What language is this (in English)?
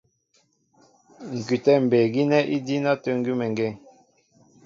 Mbo (Cameroon)